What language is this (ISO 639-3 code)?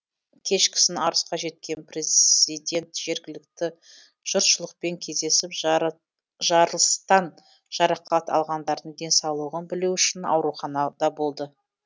kaz